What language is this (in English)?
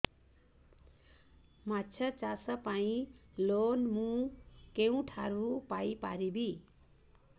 Odia